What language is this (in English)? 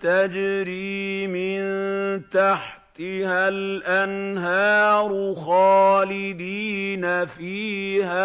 Arabic